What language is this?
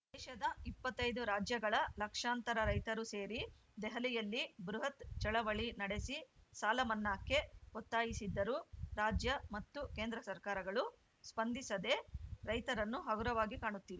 Kannada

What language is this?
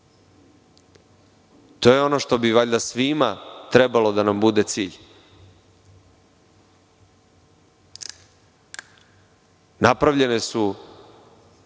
Serbian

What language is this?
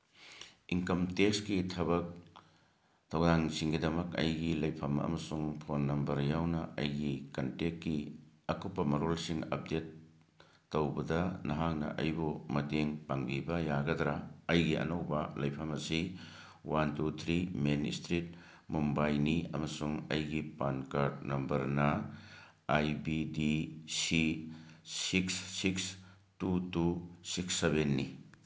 Manipuri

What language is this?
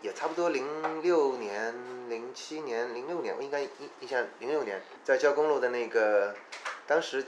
Chinese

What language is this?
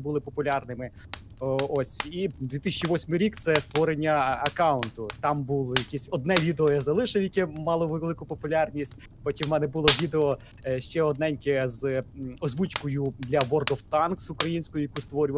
Ukrainian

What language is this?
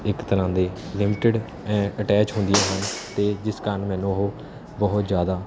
Punjabi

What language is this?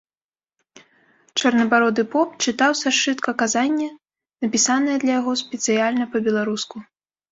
Belarusian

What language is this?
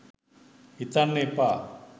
Sinhala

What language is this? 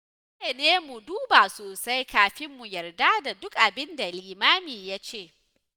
Hausa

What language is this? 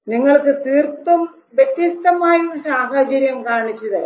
Malayalam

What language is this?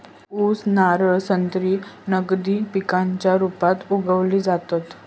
Marathi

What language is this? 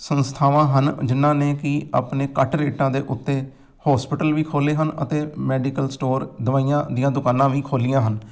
Punjabi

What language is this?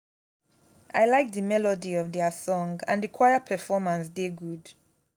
Nigerian Pidgin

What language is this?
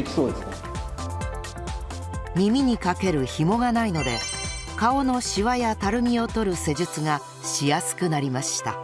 Japanese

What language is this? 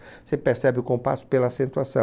Portuguese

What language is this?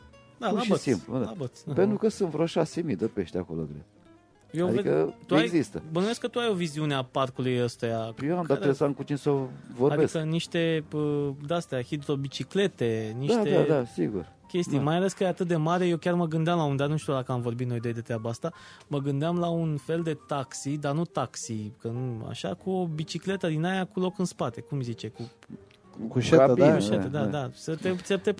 Romanian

